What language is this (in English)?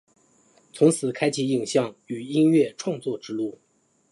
Chinese